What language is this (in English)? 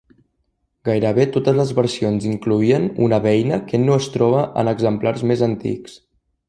Catalan